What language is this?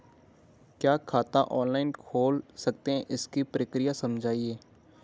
Hindi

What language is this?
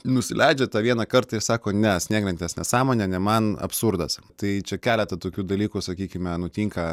Lithuanian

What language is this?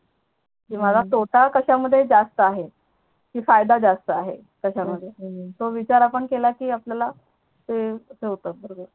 Marathi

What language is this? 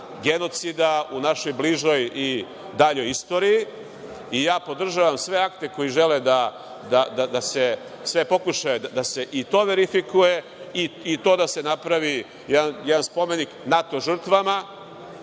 Serbian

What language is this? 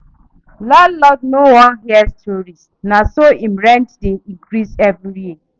Nigerian Pidgin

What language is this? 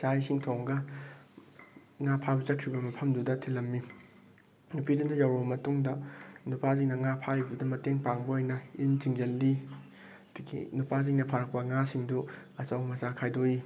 Manipuri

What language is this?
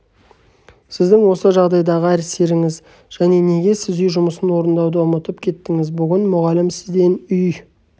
Kazakh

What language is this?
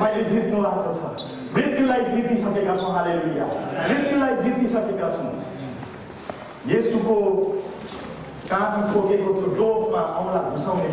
Indonesian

